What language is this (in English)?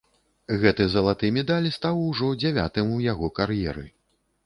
Belarusian